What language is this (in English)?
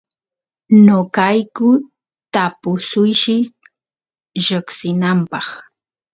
Santiago del Estero Quichua